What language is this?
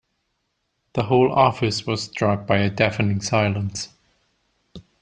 English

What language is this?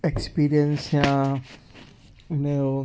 Sindhi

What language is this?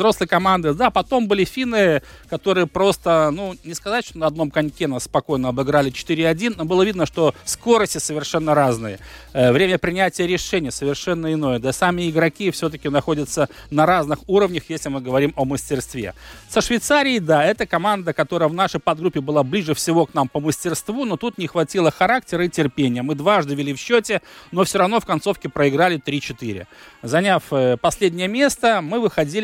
Russian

